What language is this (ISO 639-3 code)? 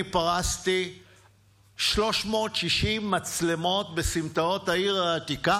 heb